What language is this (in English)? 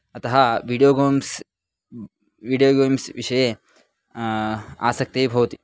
Sanskrit